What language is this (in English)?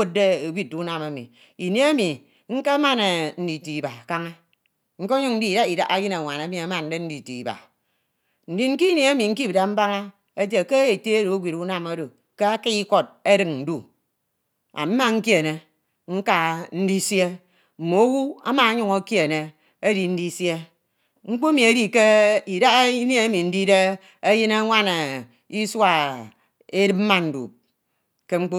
Ito